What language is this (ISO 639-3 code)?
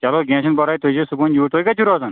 kas